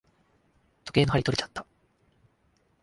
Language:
Japanese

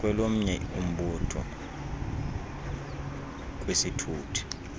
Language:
Xhosa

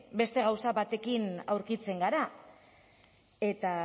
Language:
Basque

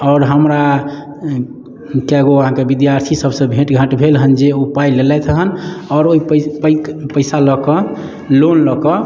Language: Maithili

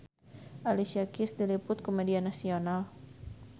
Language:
Sundanese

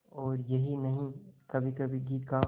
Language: Hindi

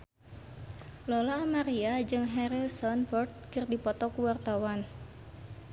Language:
Sundanese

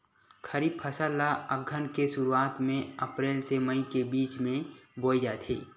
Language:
Chhattisgarhi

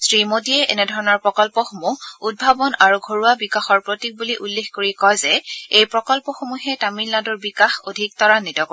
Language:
Assamese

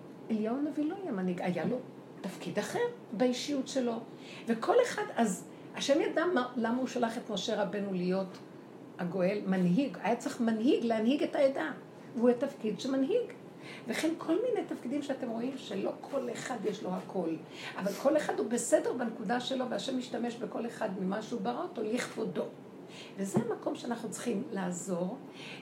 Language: Hebrew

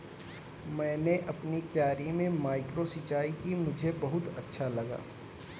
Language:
Hindi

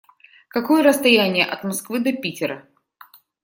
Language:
Russian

